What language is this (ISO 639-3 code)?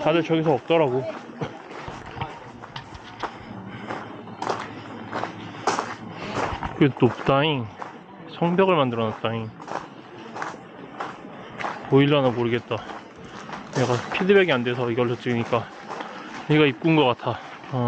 kor